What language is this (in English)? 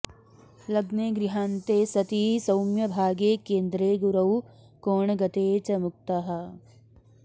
Sanskrit